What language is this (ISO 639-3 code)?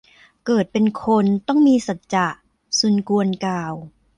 tha